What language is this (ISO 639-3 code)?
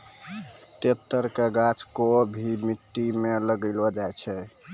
mai